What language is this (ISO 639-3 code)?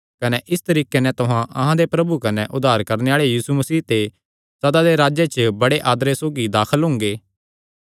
xnr